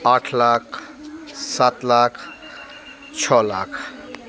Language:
Hindi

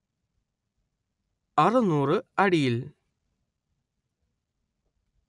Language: Malayalam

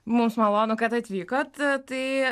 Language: Lithuanian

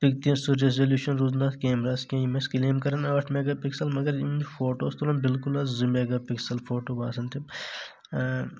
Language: Kashmiri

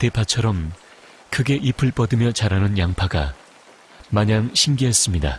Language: Korean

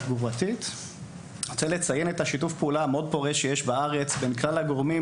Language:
Hebrew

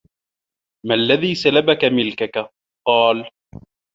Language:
Arabic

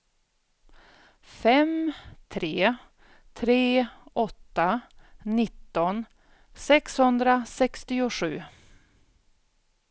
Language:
Swedish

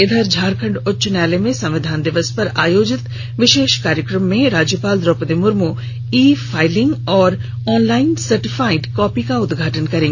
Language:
Hindi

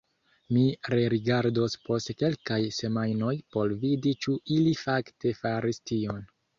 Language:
Esperanto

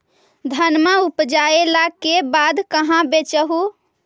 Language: Magahi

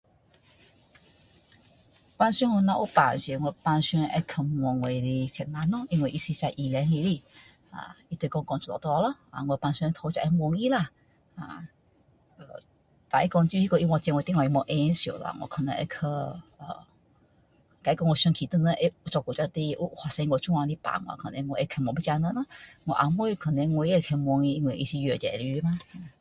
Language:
Min Dong Chinese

